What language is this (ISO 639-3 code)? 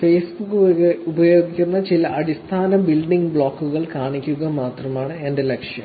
mal